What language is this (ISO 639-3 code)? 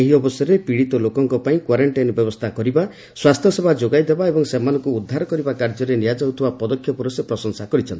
ori